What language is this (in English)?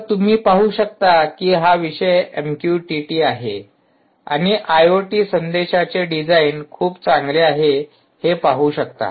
Marathi